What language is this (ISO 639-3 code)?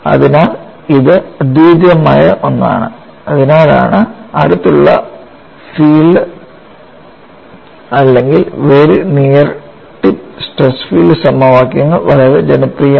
mal